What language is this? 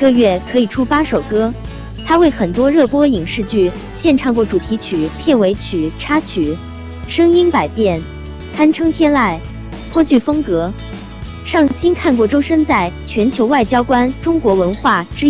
Chinese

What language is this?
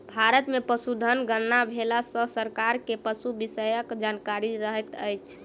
Maithili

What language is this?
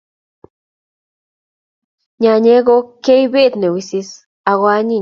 Kalenjin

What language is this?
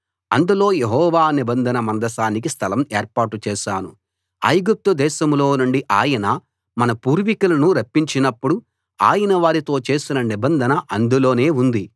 Telugu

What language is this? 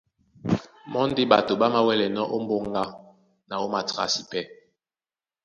Duala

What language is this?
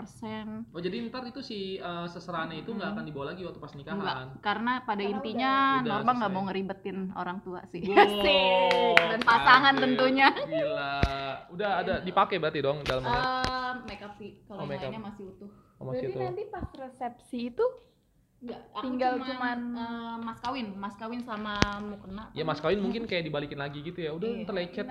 Indonesian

